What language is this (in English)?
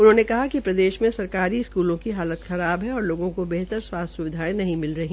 Hindi